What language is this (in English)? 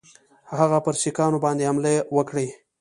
Pashto